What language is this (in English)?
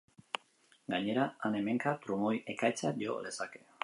Basque